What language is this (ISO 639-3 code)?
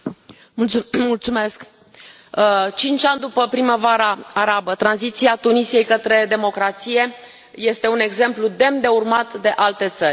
ron